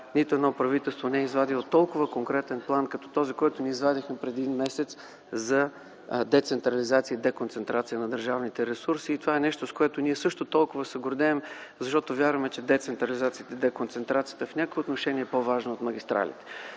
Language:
Bulgarian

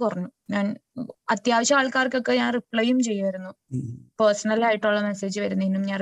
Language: Malayalam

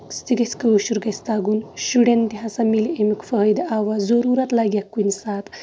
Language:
Kashmiri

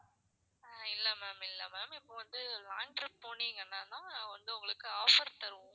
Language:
Tamil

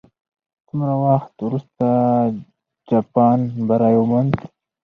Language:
Pashto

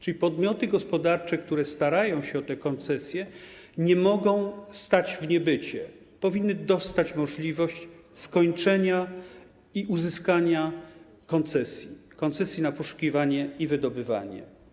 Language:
Polish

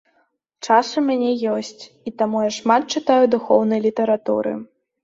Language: Belarusian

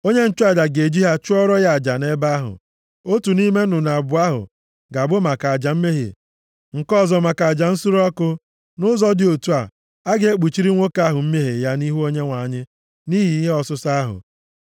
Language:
Igbo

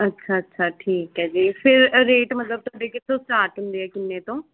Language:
Punjabi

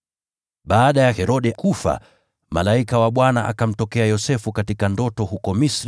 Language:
Swahili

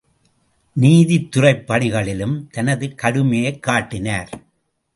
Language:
Tamil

